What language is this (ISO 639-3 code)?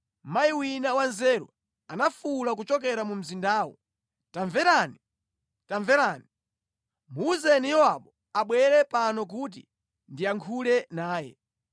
nya